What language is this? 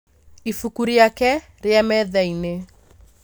Kikuyu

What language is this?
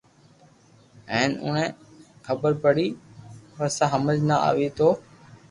Loarki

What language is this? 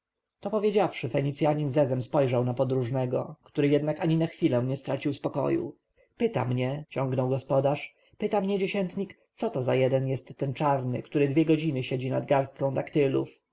Polish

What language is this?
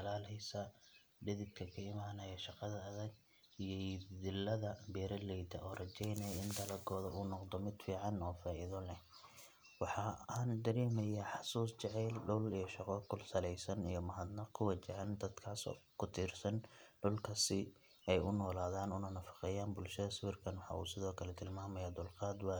Somali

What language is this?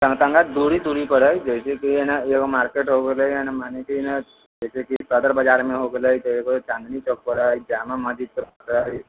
Maithili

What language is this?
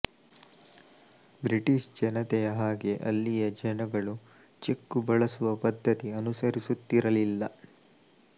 Kannada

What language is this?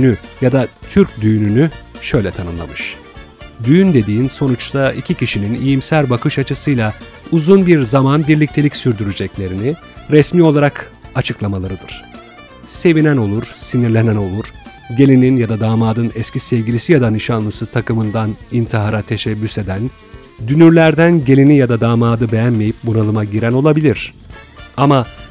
Turkish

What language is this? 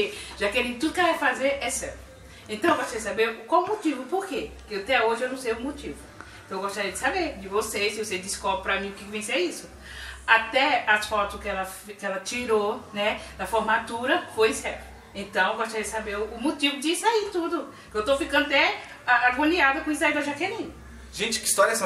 Portuguese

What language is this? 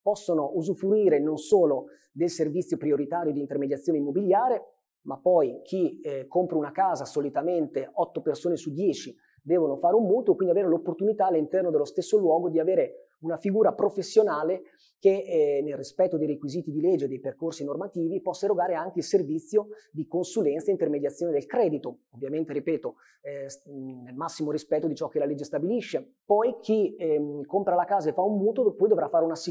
Italian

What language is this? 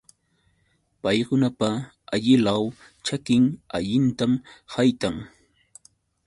Yauyos Quechua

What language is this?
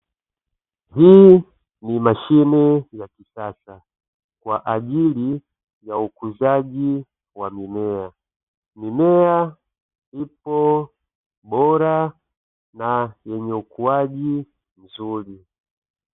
Swahili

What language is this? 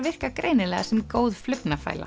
Icelandic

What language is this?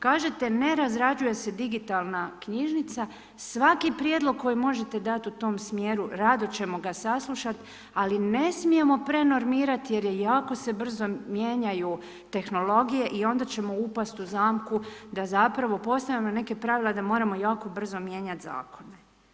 Croatian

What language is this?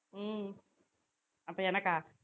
Tamil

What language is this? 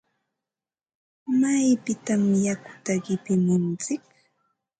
Ambo-Pasco Quechua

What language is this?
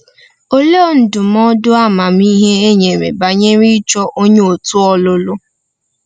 Igbo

